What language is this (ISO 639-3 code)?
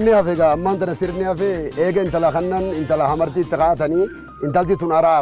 ara